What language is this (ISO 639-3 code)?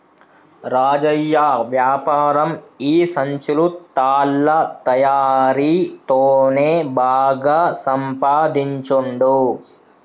tel